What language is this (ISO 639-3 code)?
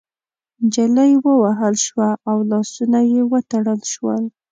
pus